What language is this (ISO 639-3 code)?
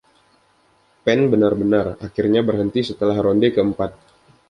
ind